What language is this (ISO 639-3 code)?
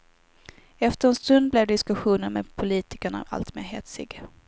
swe